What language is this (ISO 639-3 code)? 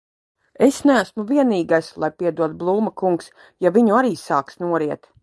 lav